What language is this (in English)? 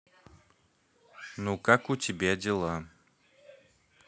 Russian